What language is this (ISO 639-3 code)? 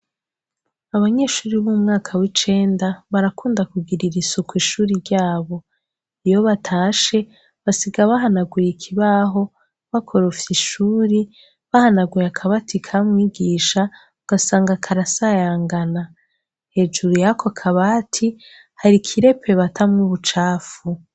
run